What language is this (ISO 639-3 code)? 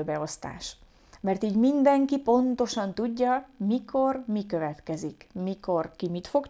hun